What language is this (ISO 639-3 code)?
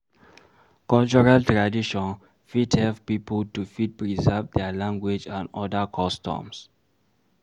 pcm